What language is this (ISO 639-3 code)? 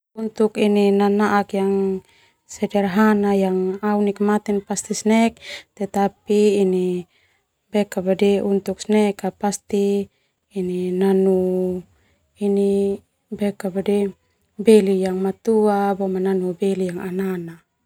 twu